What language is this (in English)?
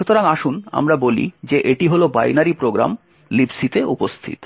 Bangla